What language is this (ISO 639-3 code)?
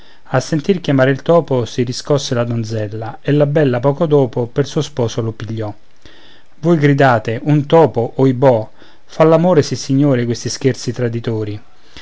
ita